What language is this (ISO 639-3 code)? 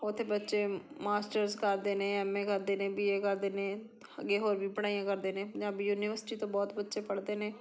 pan